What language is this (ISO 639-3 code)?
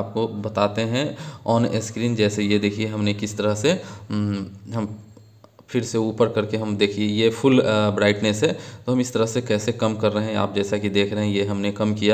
hin